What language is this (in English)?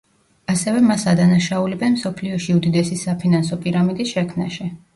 Georgian